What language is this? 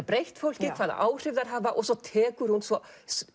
Icelandic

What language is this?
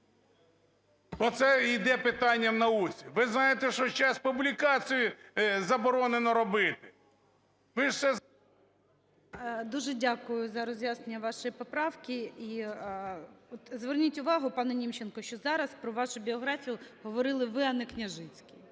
Ukrainian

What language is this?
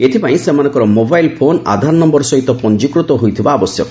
Odia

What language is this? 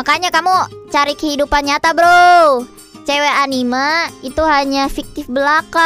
Indonesian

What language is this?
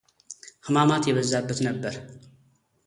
Amharic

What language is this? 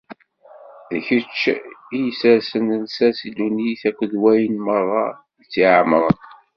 Kabyle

